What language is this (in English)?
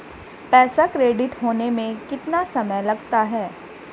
Hindi